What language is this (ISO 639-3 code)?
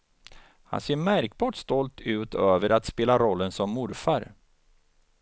swe